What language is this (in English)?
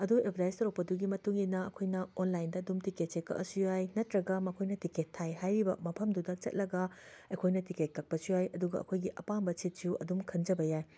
Manipuri